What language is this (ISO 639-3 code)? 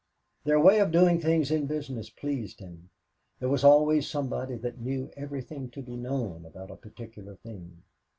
eng